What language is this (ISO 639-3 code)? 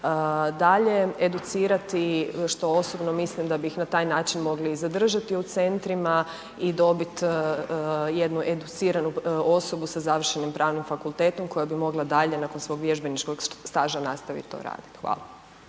hrv